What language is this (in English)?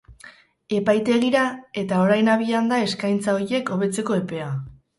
Basque